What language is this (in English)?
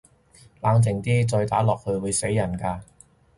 Cantonese